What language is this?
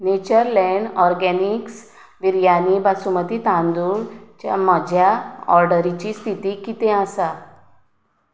Konkani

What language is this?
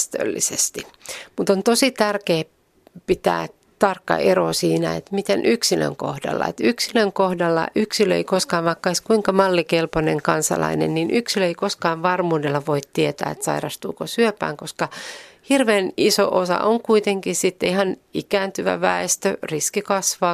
Finnish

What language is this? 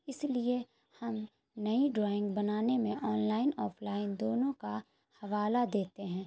Urdu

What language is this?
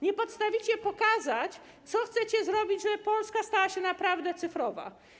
Polish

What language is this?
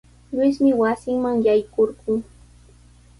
Sihuas Ancash Quechua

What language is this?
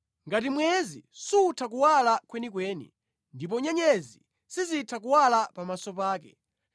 Nyanja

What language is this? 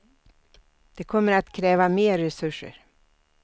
Swedish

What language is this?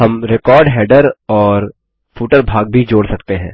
Hindi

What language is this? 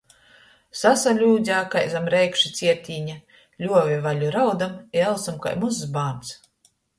Latgalian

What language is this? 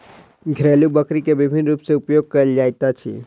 Maithili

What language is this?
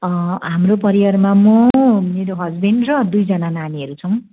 Nepali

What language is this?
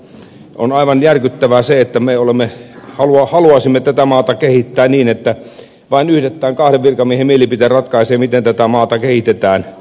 Finnish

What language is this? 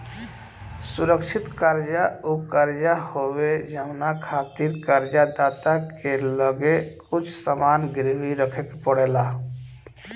Bhojpuri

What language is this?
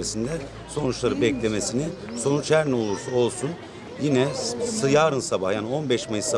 Turkish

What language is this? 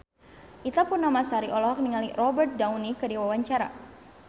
Sundanese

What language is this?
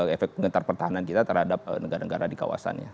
Indonesian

